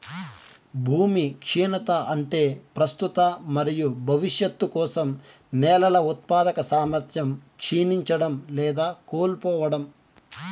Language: Telugu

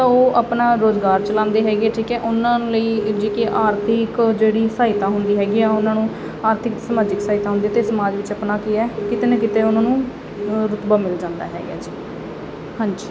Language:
Punjabi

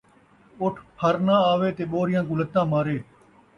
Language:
Saraiki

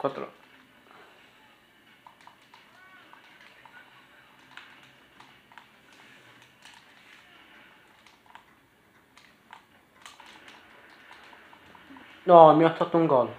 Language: Italian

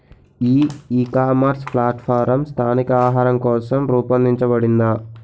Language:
Telugu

